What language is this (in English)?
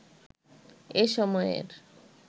Bangla